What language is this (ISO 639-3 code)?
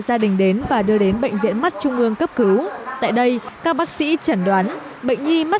vie